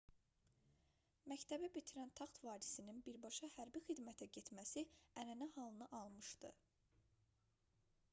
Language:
Azerbaijani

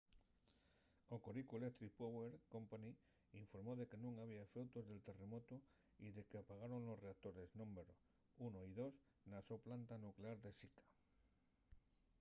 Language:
Asturian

